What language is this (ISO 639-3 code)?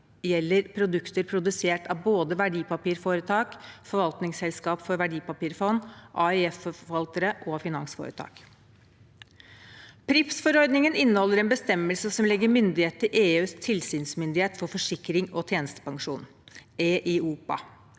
nor